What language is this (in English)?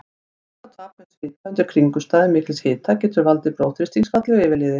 Icelandic